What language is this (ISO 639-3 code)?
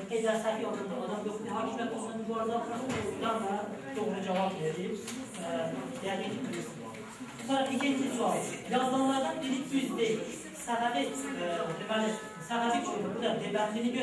tur